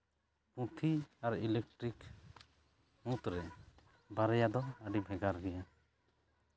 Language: Santali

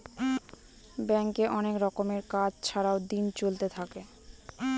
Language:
Bangla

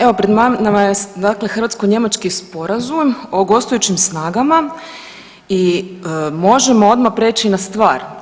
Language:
Croatian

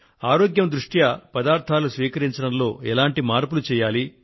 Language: Telugu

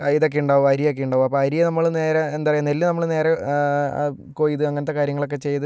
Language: Malayalam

